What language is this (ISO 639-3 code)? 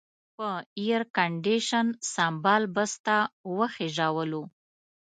pus